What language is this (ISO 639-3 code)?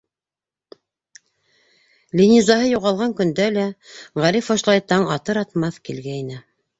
bak